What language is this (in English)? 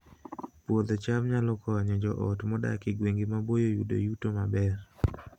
Luo (Kenya and Tanzania)